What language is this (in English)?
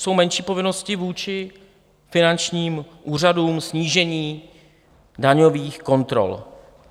Czech